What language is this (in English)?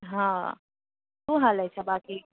Gujarati